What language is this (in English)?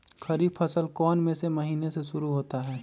Magahi